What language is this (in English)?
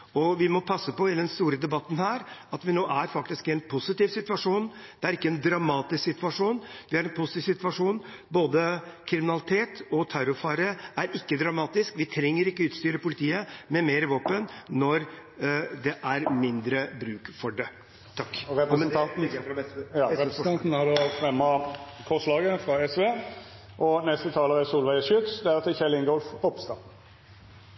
Norwegian